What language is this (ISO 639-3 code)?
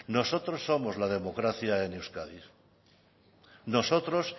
spa